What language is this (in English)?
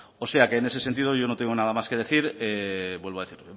Spanish